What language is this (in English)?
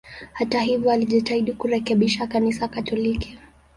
Swahili